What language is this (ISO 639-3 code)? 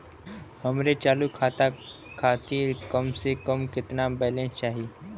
bho